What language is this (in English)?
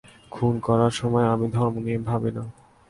Bangla